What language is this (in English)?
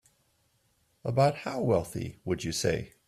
English